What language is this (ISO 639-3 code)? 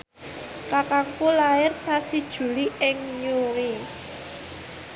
jav